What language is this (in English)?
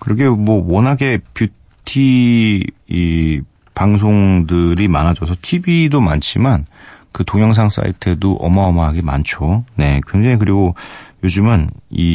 Korean